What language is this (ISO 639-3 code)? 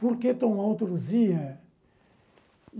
por